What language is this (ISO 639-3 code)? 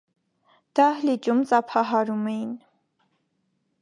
hye